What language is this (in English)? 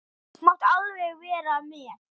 Icelandic